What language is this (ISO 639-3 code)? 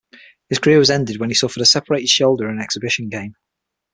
eng